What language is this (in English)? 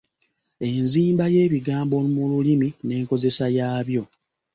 Ganda